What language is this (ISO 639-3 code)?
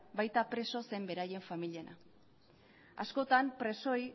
eus